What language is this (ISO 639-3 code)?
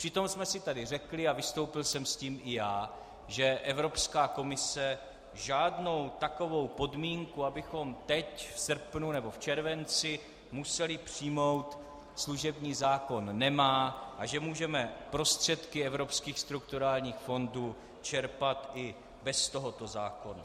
ces